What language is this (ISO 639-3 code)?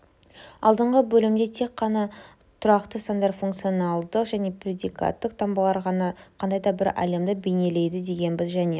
kaz